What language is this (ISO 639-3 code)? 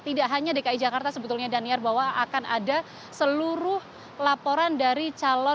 ind